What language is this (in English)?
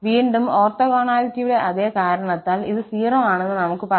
Malayalam